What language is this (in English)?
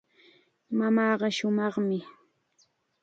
Chiquián Ancash Quechua